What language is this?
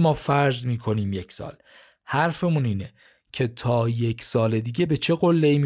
Persian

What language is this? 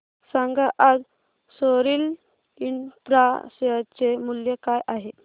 Marathi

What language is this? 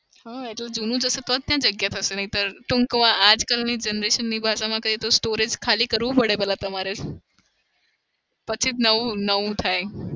Gujarati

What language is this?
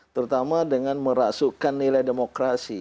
Indonesian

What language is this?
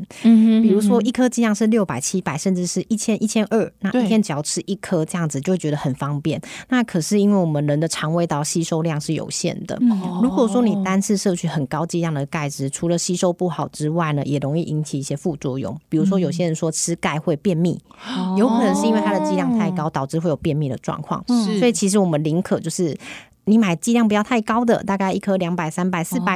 Chinese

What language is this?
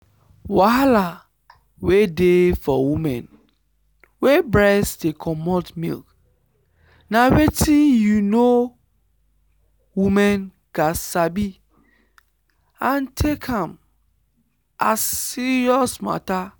Nigerian Pidgin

